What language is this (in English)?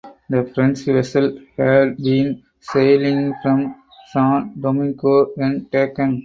English